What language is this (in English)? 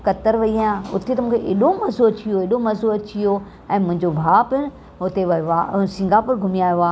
Sindhi